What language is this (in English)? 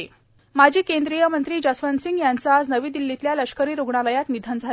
Marathi